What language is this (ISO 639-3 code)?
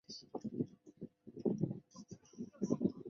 zho